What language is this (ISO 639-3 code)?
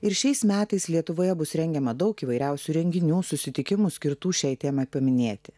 lit